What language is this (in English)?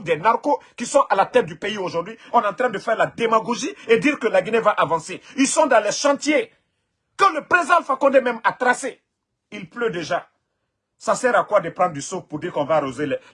French